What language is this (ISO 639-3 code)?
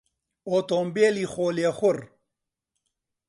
ckb